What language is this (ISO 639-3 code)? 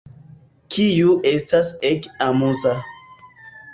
epo